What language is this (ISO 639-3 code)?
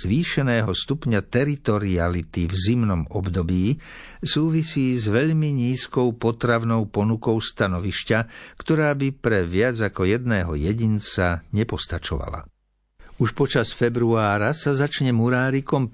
slk